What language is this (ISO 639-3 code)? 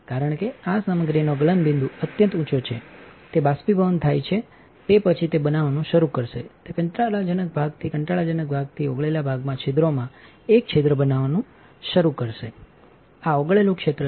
guj